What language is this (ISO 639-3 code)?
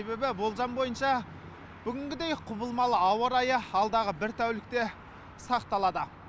kaz